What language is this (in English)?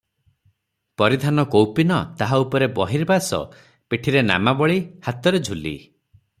Odia